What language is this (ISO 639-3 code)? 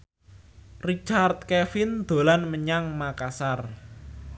jav